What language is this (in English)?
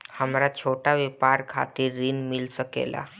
Bhojpuri